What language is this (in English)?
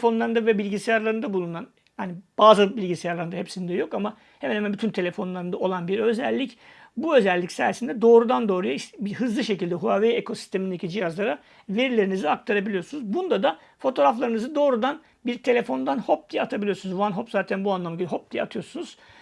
Turkish